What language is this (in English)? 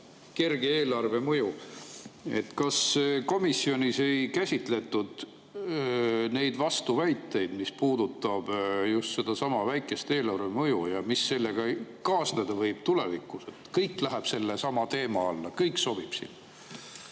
Estonian